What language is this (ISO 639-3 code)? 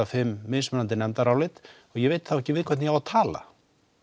isl